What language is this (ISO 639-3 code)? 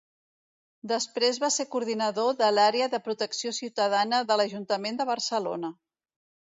cat